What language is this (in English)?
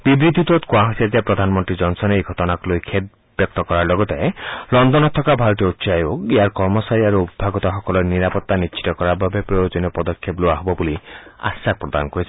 Assamese